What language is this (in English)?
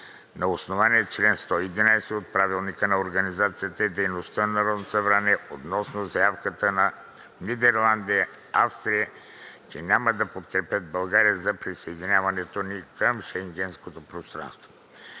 Bulgarian